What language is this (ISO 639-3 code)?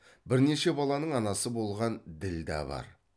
kaz